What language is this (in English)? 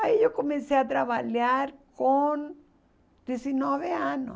Portuguese